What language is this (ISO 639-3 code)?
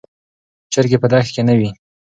pus